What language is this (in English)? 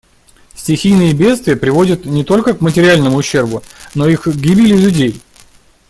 Russian